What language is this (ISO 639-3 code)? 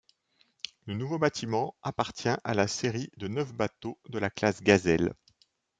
fra